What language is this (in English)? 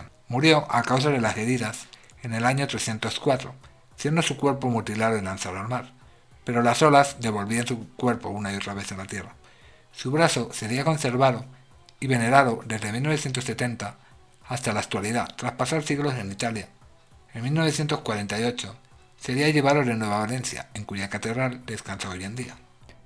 Spanish